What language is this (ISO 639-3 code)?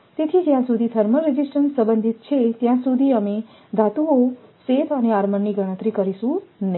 guj